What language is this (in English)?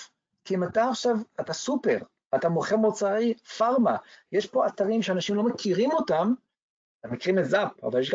Hebrew